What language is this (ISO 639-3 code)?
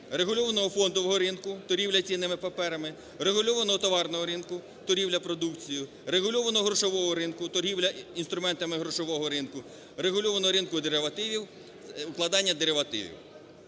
ukr